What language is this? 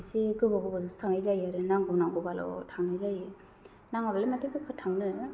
Bodo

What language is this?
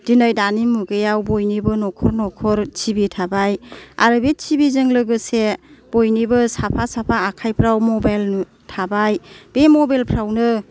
Bodo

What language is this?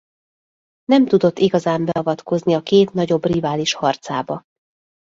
Hungarian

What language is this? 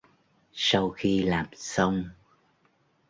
Vietnamese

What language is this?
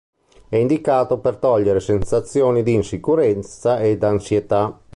Italian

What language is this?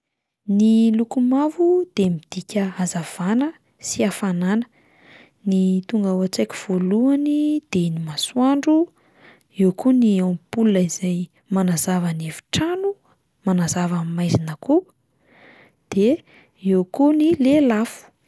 Malagasy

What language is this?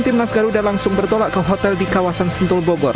Indonesian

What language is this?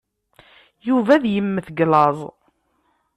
Kabyle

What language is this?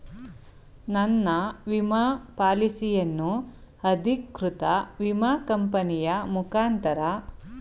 Kannada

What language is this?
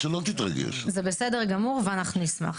Hebrew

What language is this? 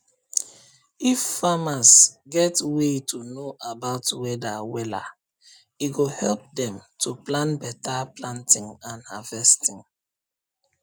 Nigerian Pidgin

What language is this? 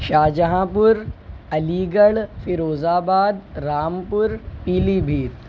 Urdu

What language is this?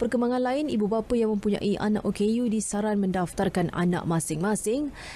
Malay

